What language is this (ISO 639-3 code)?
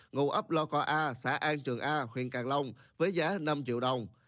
vie